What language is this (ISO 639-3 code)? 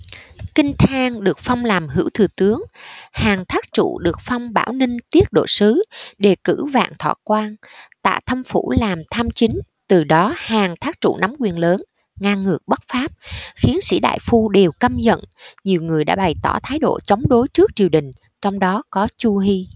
vie